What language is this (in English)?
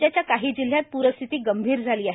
Marathi